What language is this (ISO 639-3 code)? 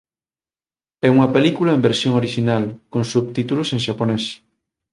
glg